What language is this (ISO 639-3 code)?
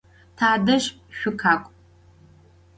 ady